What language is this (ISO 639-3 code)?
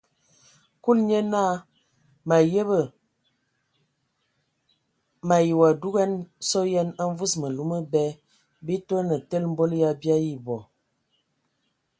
ewo